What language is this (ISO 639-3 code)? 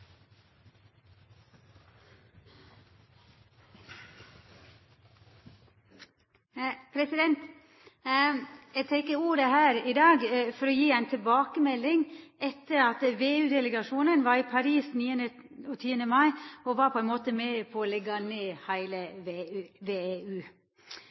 nno